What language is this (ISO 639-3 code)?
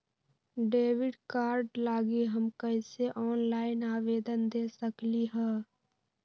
mag